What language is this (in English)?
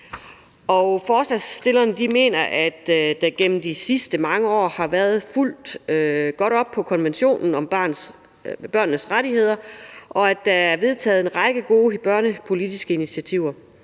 Danish